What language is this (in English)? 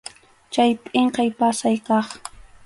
Arequipa-La Unión Quechua